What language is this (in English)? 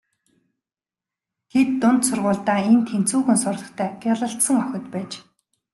Mongolian